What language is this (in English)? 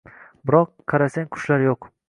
Uzbek